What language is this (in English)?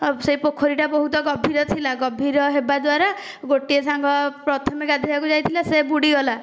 Odia